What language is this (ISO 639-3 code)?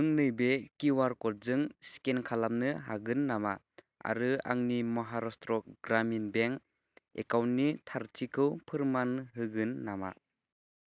brx